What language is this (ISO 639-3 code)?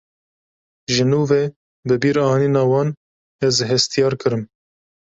kur